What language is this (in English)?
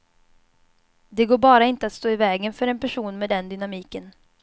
Swedish